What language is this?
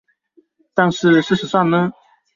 Chinese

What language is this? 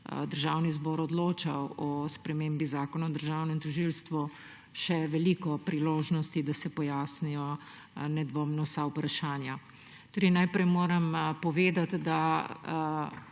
Slovenian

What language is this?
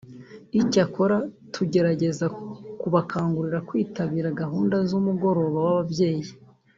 Kinyarwanda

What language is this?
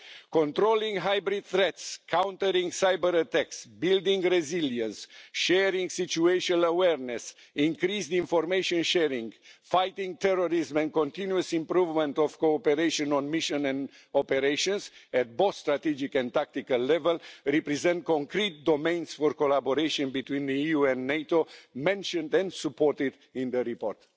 English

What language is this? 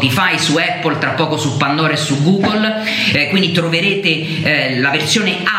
Italian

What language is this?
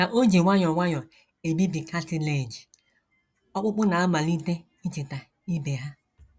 Igbo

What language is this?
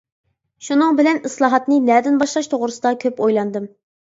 Uyghur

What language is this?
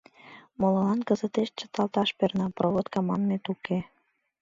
Mari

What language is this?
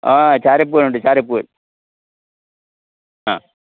Malayalam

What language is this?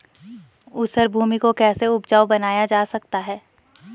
Hindi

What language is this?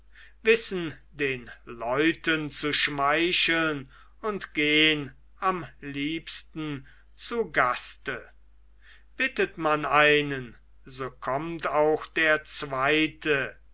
German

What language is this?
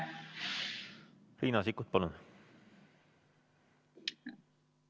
Estonian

